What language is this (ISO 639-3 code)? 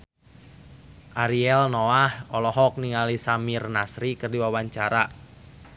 sun